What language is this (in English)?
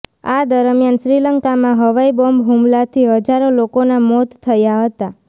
Gujarati